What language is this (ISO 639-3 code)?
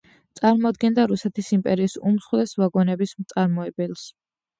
kat